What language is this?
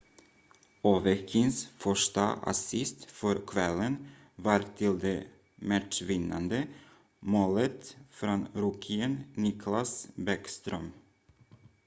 Swedish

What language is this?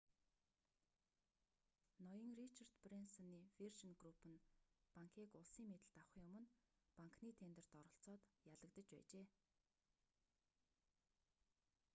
Mongolian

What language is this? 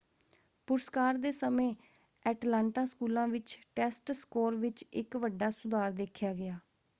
Punjabi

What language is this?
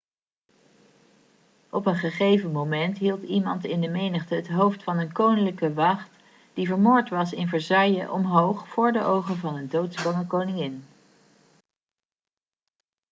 Dutch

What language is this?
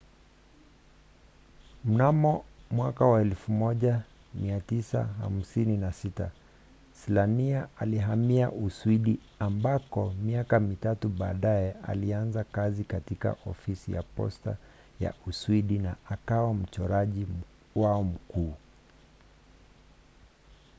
Swahili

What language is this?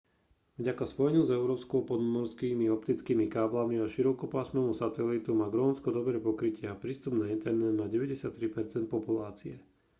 Slovak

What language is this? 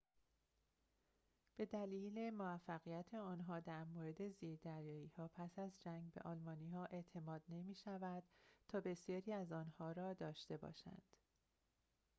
Persian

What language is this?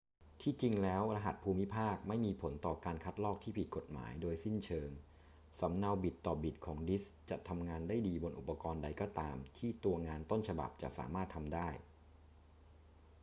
Thai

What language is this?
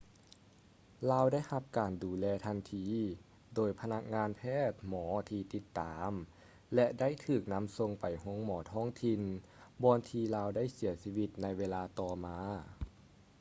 Lao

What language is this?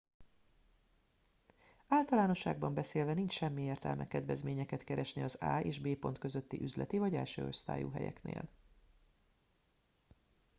Hungarian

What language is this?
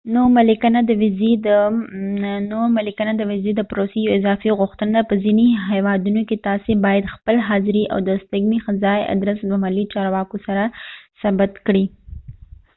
Pashto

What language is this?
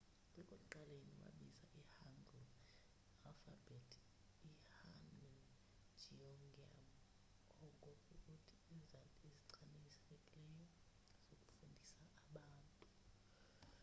Xhosa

